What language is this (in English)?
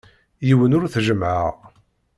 Kabyle